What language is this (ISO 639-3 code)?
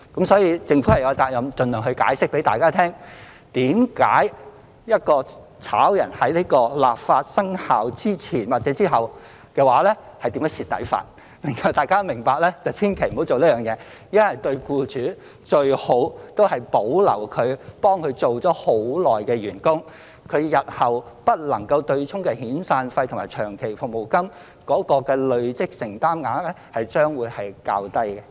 yue